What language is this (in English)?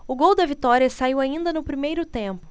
Portuguese